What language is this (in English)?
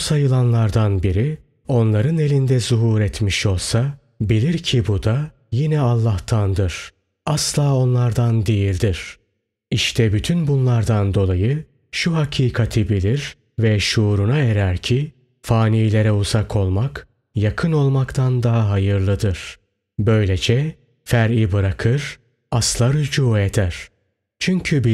Turkish